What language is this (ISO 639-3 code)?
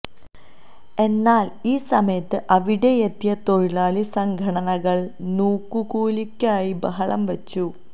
mal